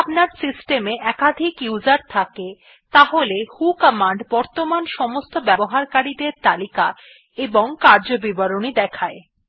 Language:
Bangla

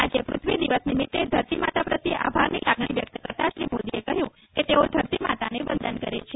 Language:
Gujarati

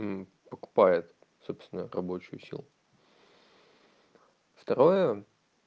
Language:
Russian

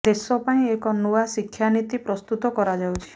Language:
Odia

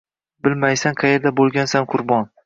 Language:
Uzbek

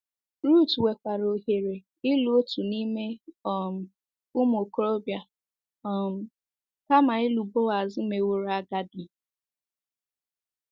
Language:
Igbo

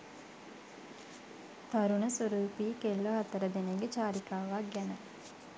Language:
Sinhala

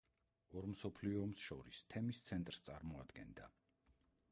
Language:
Georgian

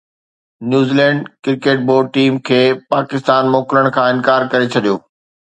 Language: Sindhi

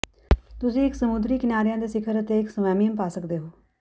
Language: Punjabi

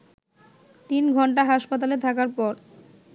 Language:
Bangla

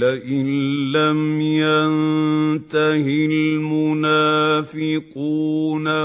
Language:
Arabic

